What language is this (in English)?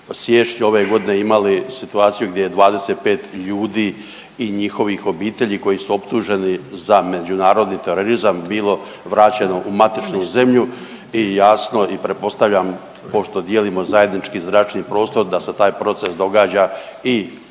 Croatian